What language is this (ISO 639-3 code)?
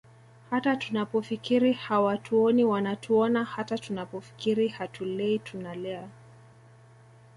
swa